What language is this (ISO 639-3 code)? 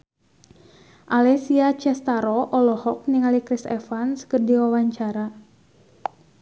sun